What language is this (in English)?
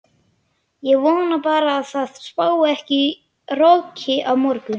Icelandic